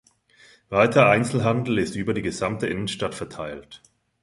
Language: German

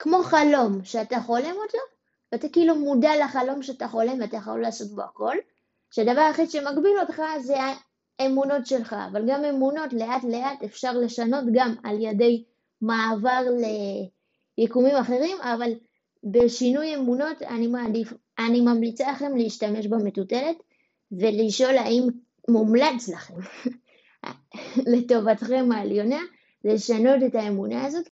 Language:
Hebrew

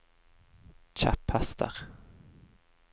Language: Norwegian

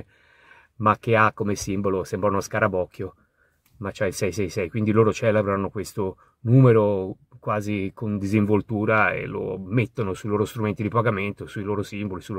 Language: Italian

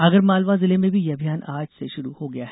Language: Hindi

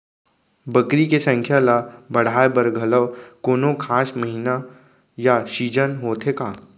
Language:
Chhattisgarhi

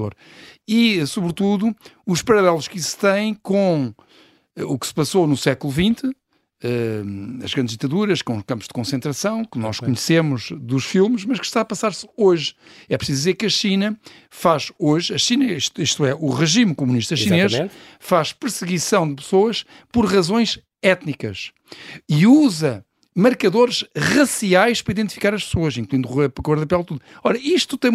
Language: Portuguese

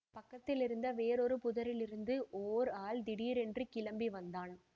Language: Tamil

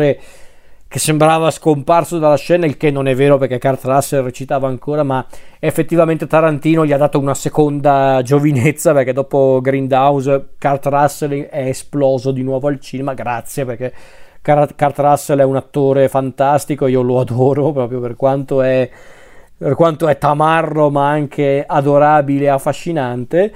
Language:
Italian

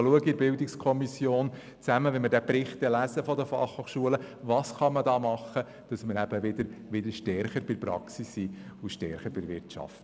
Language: Swiss German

